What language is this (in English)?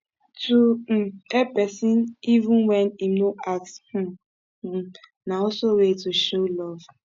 Nigerian Pidgin